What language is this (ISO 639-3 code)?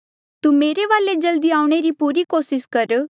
mjl